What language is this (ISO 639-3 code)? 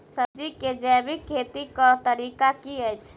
mai